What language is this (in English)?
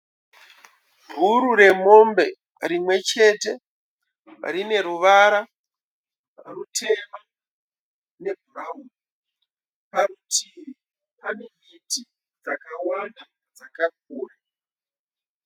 Shona